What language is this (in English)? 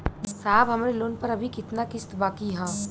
Bhojpuri